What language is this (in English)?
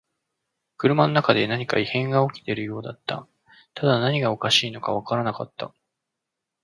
Japanese